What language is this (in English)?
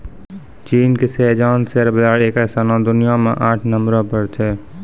Maithili